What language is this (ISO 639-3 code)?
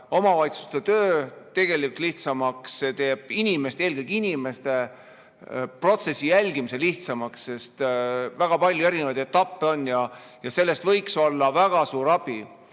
est